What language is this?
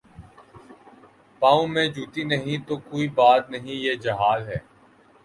Urdu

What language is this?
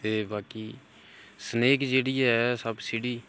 Dogri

